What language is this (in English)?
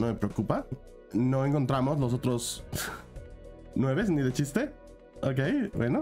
Spanish